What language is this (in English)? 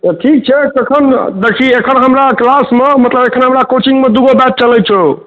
Maithili